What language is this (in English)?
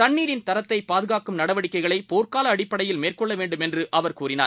Tamil